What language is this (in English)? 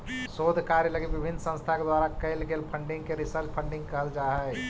Magahi